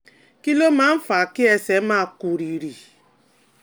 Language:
Yoruba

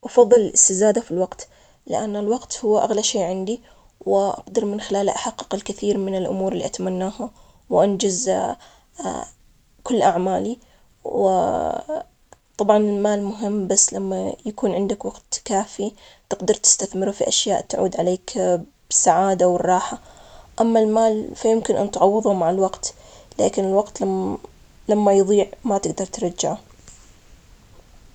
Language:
Omani Arabic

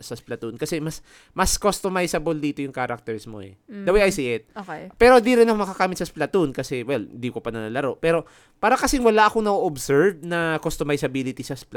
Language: Filipino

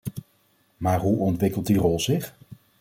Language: Dutch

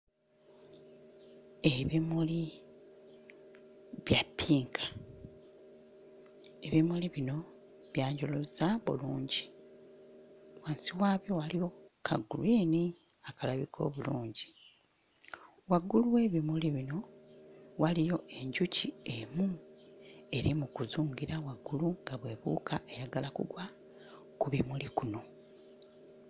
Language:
Ganda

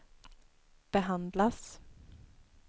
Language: Swedish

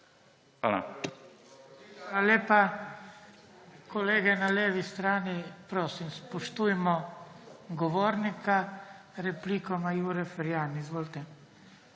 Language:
Slovenian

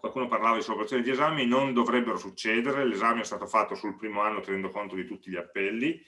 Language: Italian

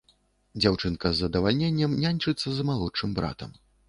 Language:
Belarusian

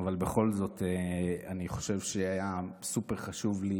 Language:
Hebrew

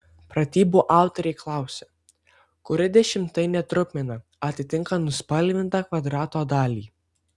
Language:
Lithuanian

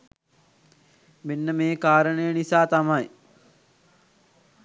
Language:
Sinhala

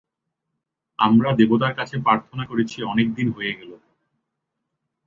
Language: Bangla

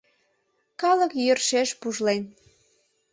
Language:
Mari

